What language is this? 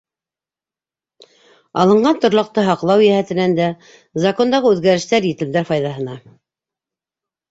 Bashkir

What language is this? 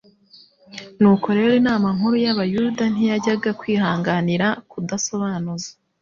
Kinyarwanda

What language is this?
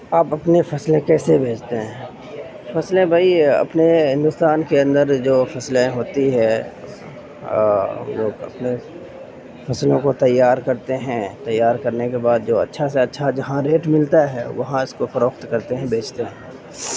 Urdu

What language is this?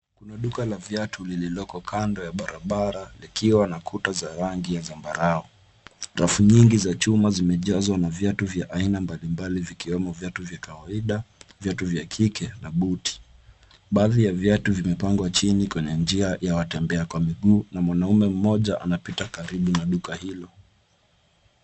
Swahili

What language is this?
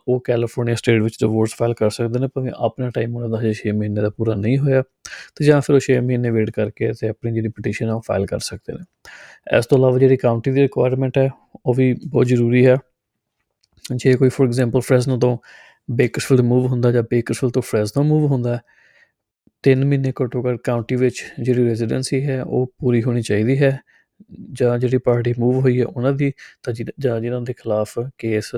Punjabi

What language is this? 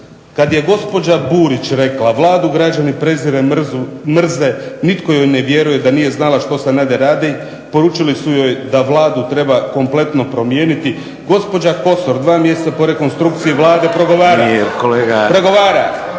Croatian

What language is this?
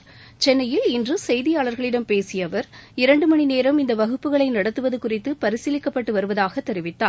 Tamil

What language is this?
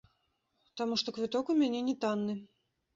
Belarusian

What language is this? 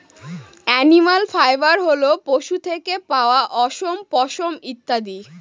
Bangla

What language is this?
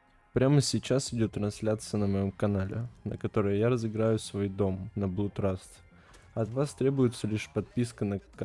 Russian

